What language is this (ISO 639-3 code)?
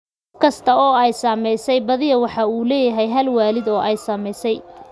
som